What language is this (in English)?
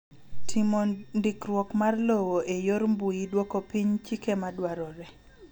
Luo (Kenya and Tanzania)